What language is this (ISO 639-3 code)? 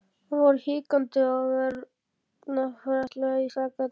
isl